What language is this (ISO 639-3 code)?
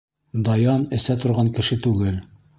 bak